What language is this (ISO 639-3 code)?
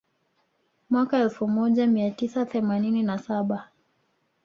swa